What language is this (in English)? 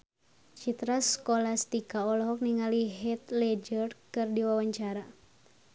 Sundanese